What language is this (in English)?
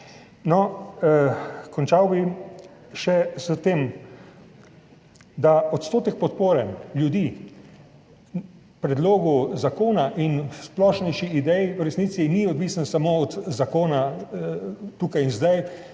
Slovenian